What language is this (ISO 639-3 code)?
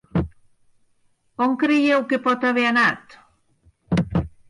cat